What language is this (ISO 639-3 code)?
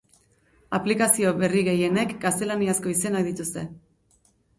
eus